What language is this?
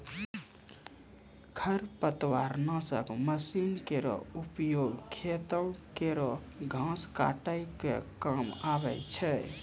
Maithili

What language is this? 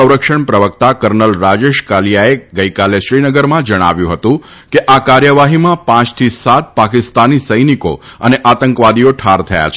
Gujarati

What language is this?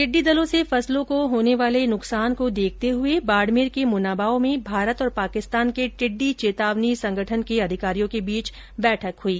Hindi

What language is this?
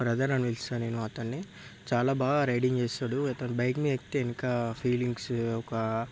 Telugu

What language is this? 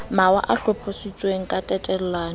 Southern Sotho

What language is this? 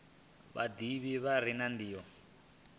Venda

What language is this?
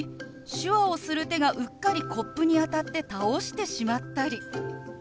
Japanese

